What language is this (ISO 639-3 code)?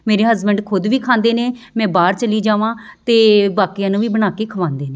pan